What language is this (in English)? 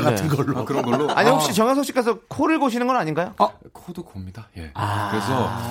Korean